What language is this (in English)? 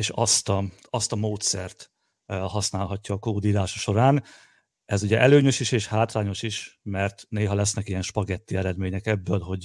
Hungarian